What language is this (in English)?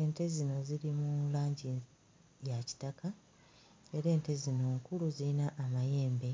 Ganda